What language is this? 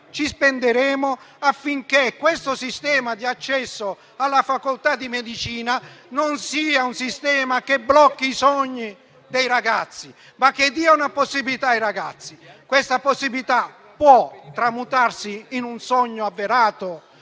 Italian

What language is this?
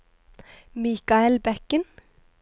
Norwegian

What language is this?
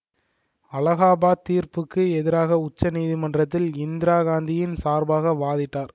Tamil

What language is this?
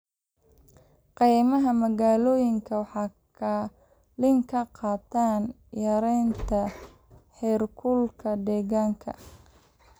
Somali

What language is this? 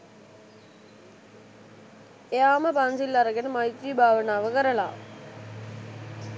Sinhala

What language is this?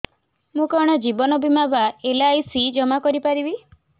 Odia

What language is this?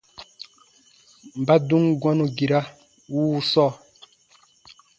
Baatonum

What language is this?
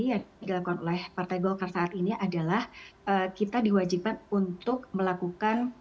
Indonesian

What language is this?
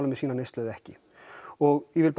Icelandic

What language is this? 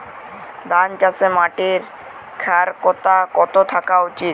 Bangla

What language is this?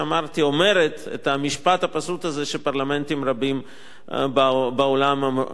Hebrew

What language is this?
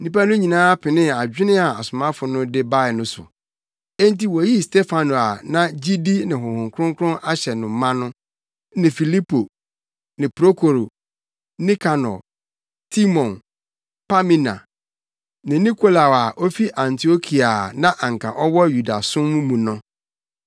Akan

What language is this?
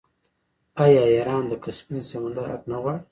Pashto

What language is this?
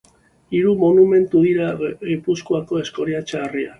Basque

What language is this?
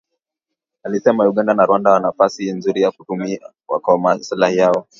Swahili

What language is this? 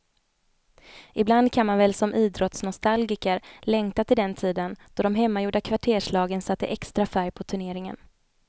Swedish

